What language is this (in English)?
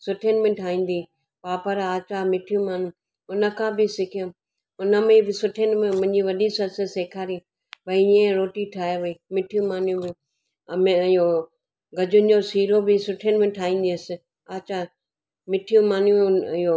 Sindhi